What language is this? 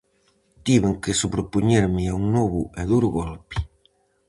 Galician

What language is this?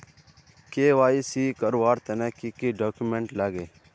Magahi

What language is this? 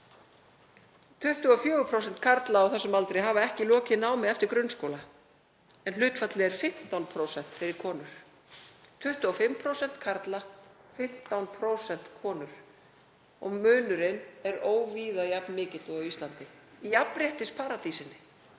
Icelandic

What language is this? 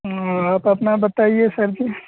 Hindi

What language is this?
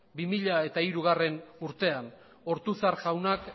Basque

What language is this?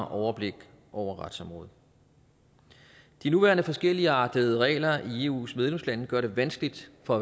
Danish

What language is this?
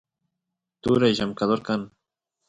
Santiago del Estero Quichua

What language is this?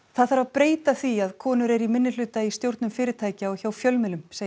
Icelandic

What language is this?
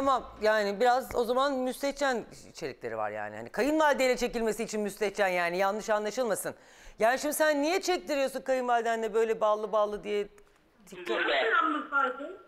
Turkish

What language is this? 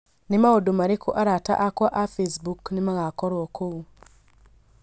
Kikuyu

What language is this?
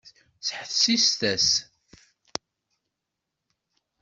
Kabyle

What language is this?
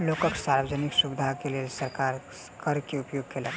Maithili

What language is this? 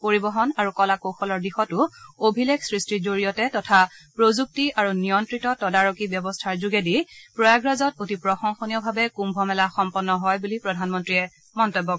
Assamese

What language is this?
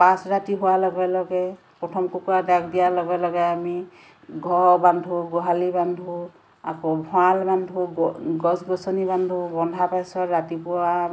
Assamese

